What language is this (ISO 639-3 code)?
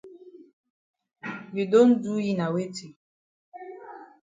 wes